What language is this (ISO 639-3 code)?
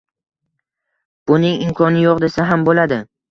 uzb